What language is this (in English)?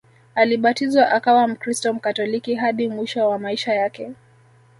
Swahili